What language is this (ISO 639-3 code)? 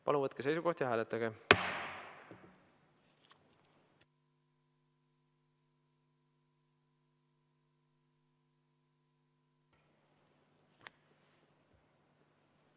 est